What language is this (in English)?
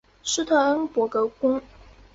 Chinese